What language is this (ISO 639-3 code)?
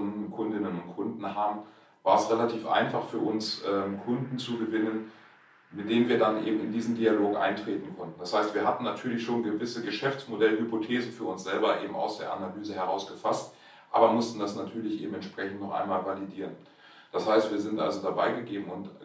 deu